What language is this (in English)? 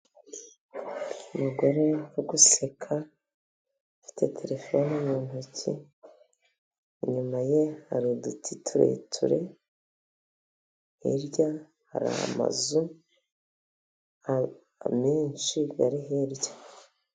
Kinyarwanda